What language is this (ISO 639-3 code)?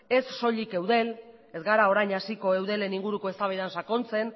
eus